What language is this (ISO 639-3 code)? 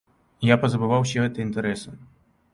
bel